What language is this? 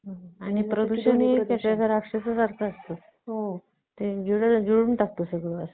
Marathi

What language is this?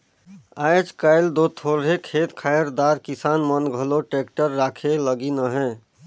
Chhattisgarhi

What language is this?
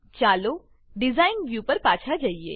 Gujarati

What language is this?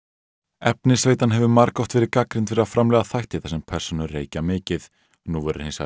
Icelandic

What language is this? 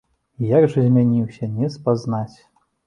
Belarusian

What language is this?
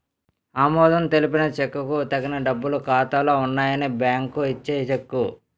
Telugu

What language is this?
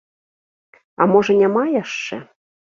Belarusian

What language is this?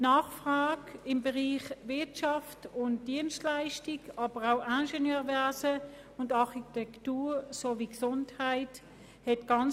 Swiss German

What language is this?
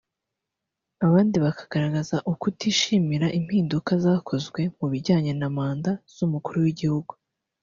Kinyarwanda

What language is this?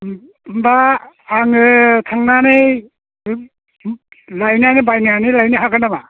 Bodo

